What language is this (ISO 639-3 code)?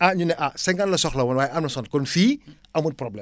wol